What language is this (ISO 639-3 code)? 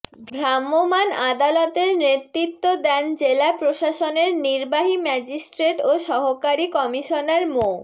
ben